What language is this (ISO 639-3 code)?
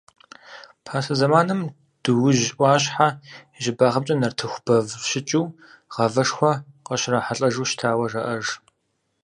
kbd